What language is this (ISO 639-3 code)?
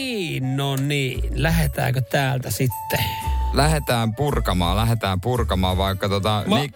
fin